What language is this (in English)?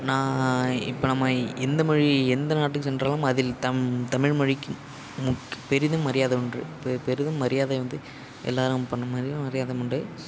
Tamil